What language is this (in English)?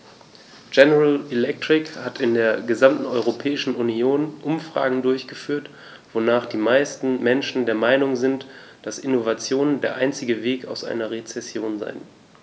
German